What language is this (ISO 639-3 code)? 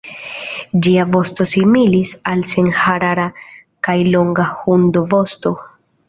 epo